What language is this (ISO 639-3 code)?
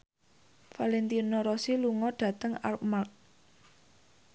jav